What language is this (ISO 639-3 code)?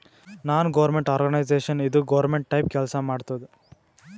kan